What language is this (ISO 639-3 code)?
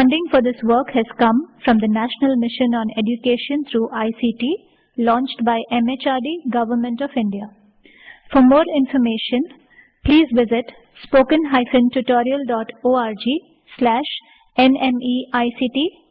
eng